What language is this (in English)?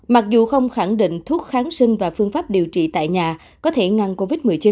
Vietnamese